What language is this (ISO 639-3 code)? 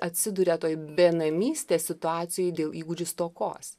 lit